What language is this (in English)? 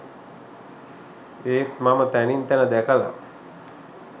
Sinhala